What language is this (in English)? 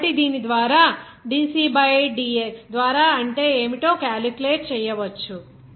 Telugu